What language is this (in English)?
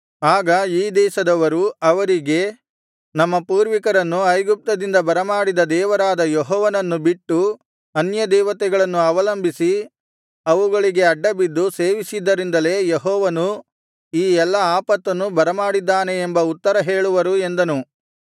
Kannada